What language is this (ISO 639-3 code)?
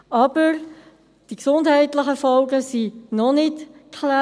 gsw